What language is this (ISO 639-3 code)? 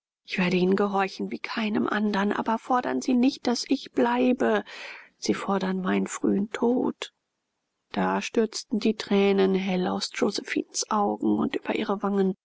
deu